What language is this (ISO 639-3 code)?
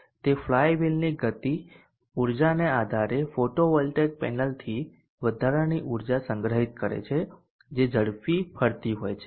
guj